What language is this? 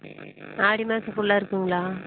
Tamil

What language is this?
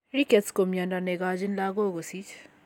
Kalenjin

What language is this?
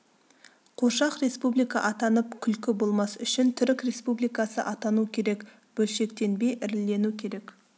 Kazakh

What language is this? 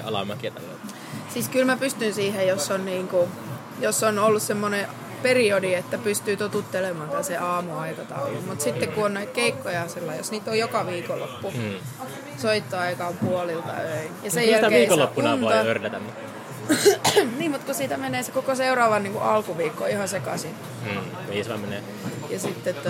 Finnish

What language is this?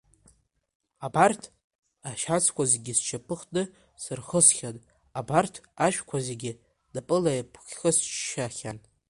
Abkhazian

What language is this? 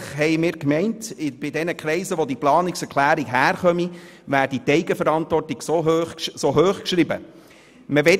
Swiss German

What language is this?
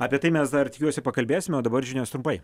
Lithuanian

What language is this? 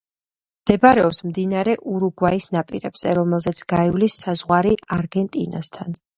Georgian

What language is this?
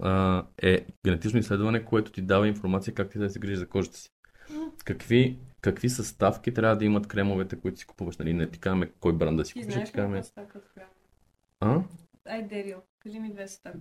Bulgarian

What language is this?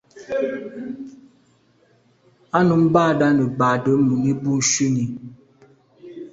Medumba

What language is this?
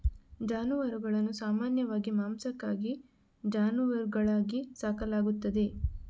Kannada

